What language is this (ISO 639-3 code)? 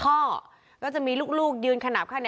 tha